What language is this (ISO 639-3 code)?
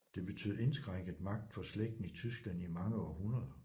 dan